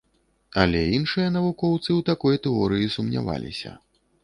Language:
Belarusian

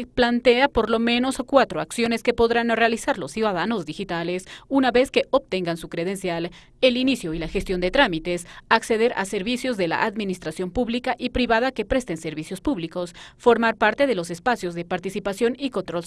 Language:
Spanish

